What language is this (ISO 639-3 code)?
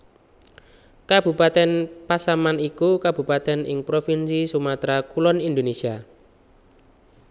jav